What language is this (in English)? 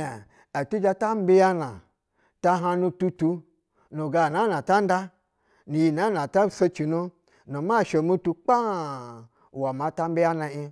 Basa (Nigeria)